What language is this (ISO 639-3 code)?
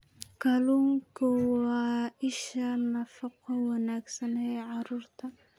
som